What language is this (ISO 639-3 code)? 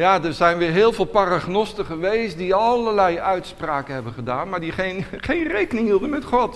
nld